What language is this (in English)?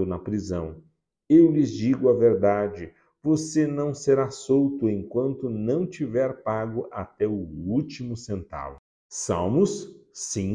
Portuguese